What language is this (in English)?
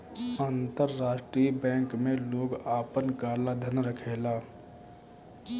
Bhojpuri